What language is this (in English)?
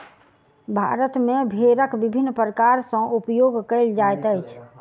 Maithili